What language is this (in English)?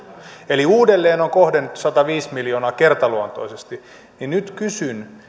Finnish